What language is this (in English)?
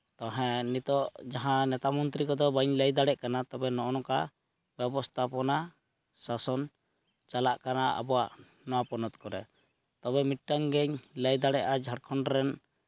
Santali